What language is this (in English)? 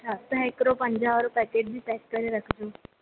Sindhi